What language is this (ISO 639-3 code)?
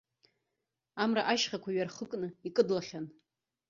abk